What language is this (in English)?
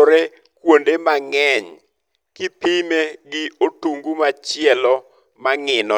Luo (Kenya and Tanzania)